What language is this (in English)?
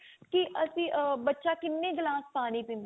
Punjabi